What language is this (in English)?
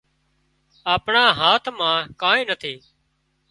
Wadiyara Koli